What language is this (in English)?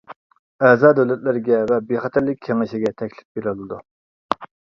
Uyghur